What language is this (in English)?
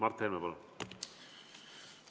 Estonian